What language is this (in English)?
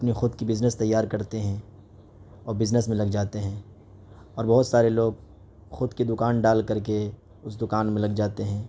Urdu